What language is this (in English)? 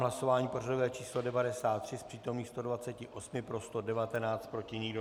Czech